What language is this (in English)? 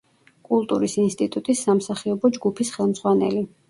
Georgian